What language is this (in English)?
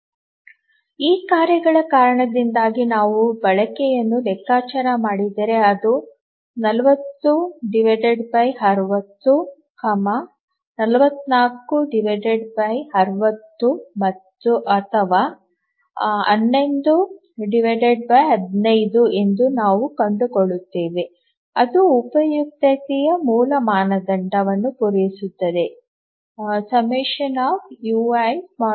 Kannada